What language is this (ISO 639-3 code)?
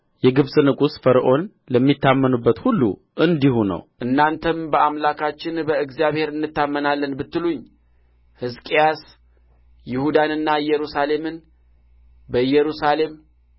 amh